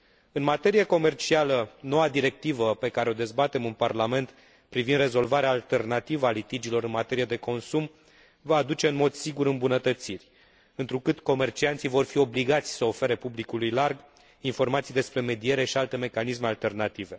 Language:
Romanian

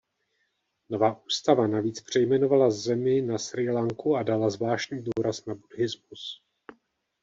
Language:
Czech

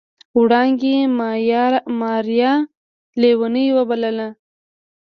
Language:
Pashto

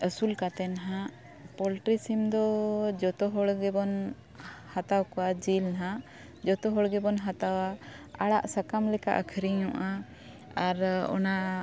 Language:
Santali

